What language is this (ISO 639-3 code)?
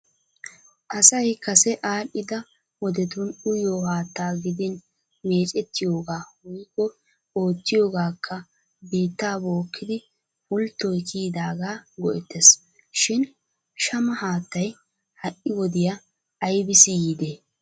wal